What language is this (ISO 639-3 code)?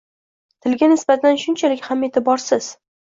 uzb